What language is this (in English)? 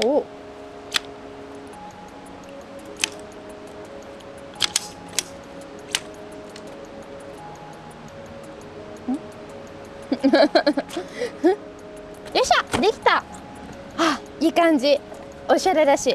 Japanese